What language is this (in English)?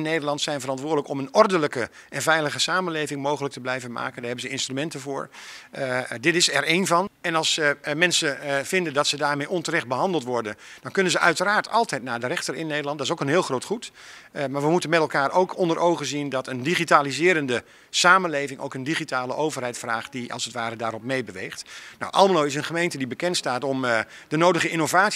Dutch